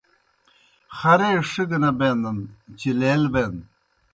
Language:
Kohistani Shina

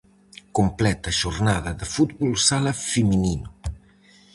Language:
Galician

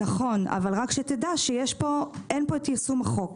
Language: Hebrew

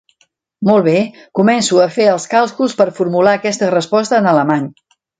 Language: Catalan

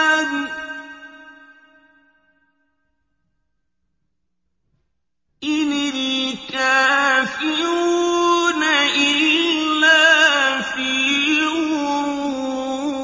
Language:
Arabic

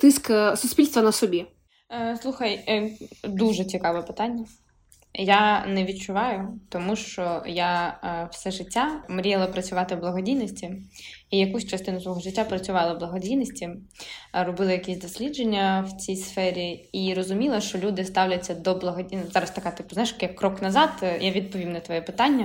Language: Ukrainian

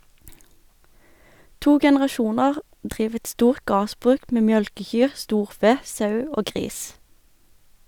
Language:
Norwegian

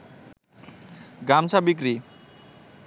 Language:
Bangla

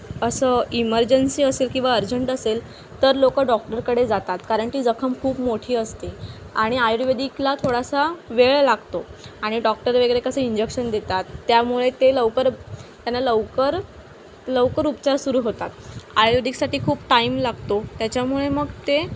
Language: Marathi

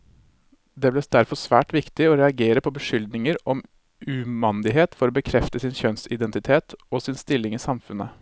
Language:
Norwegian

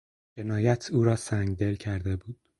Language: Persian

